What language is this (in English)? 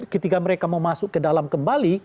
Indonesian